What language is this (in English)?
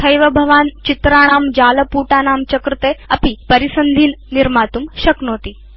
Sanskrit